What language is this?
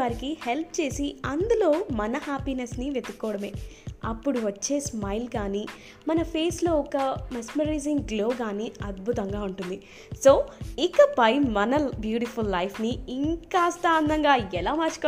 Telugu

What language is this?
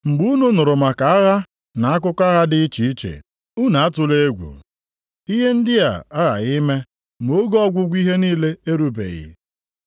Igbo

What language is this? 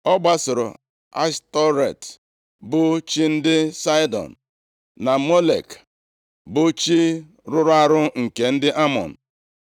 Igbo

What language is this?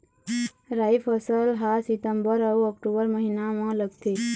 Chhattisgarhi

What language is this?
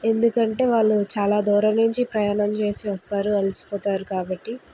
Telugu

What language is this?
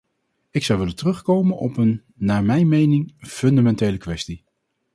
Dutch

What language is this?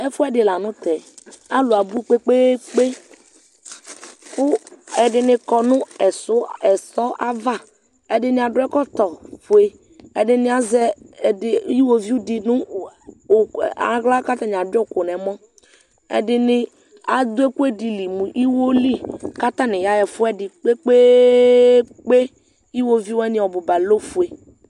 Ikposo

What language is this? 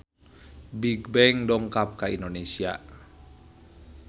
Sundanese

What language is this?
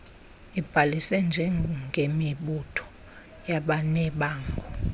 Xhosa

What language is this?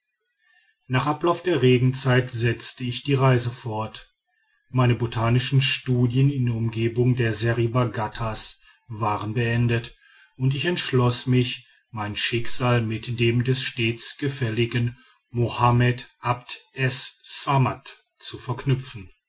German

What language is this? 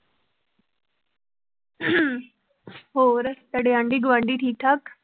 Punjabi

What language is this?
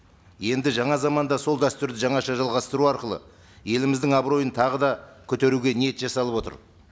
Kazakh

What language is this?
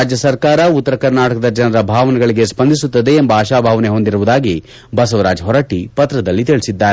Kannada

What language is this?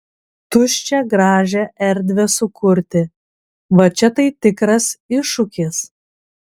Lithuanian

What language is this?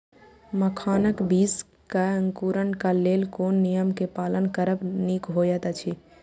Maithili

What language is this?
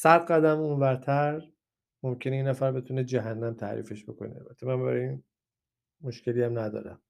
Persian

